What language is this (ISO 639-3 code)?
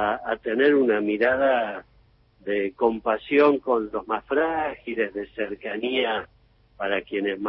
spa